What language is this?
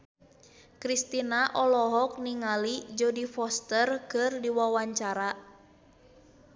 Sundanese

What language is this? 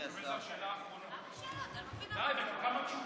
Hebrew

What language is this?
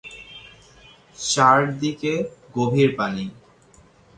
Bangla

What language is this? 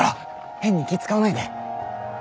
Japanese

